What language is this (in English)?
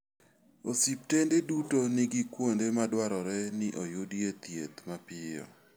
Luo (Kenya and Tanzania)